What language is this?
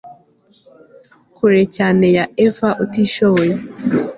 Kinyarwanda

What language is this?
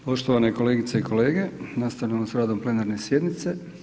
Croatian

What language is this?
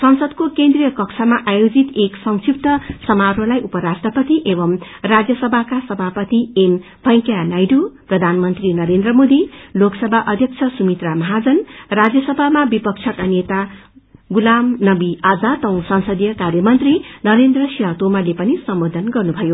Nepali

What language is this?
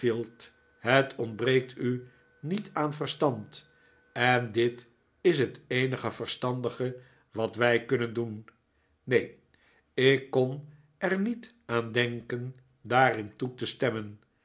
Dutch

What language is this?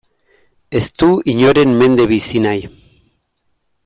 Basque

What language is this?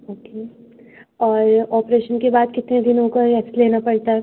Urdu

